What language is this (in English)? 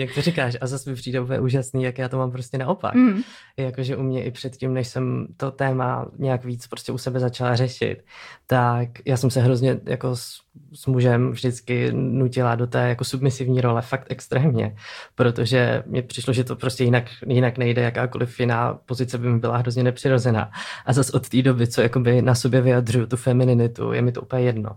Czech